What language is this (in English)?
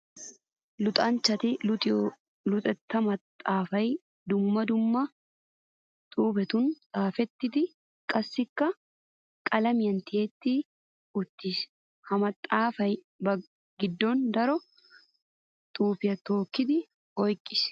Wolaytta